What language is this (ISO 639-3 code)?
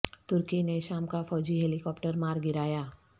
urd